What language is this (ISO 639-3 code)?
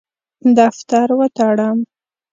pus